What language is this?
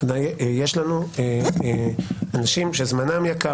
Hebrew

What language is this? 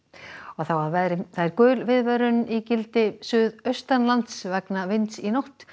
Icelandic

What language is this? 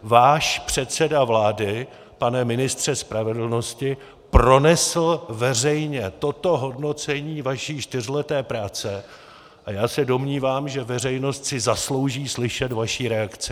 Czech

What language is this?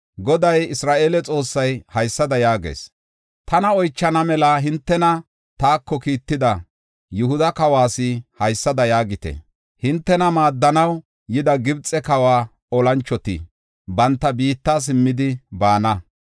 Gofa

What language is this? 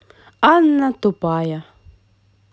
Russian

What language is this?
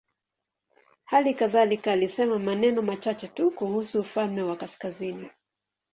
Swahili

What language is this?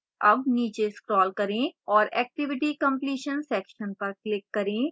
Hindi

